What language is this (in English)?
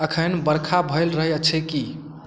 Maithili